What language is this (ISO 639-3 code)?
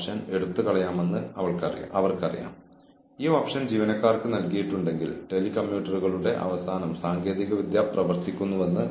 mal